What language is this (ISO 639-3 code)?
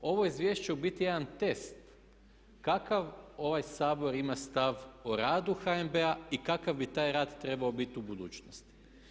hrv